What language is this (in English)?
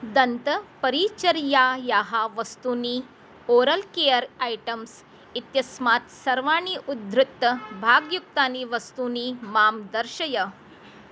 Sanskrit